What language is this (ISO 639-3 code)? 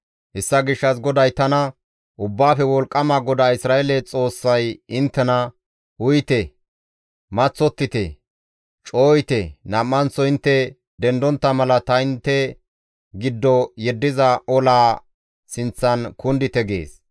gmv